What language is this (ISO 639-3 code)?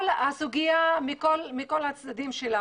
heb